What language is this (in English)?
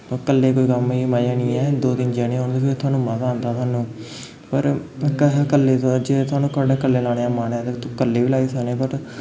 Dogri